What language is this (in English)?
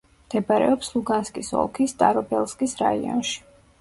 Georgian